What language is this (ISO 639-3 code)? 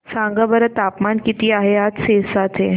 mar